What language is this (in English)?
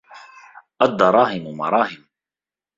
Arabic